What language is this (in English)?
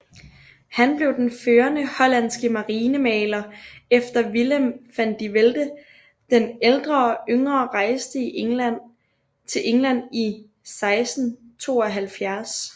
Danish